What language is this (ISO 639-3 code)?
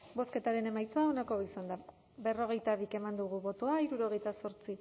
eus